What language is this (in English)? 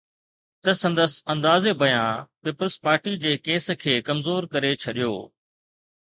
Sindhi